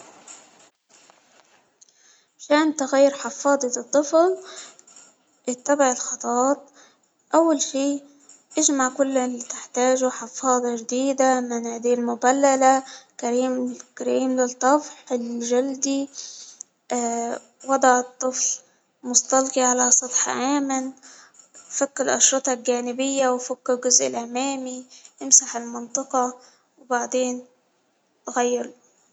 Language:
Hijazi Arabic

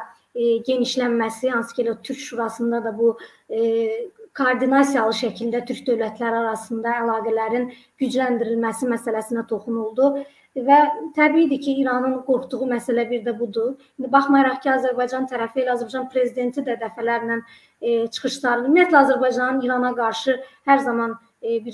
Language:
Turkish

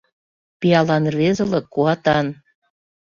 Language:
Mari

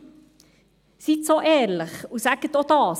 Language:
Swiss German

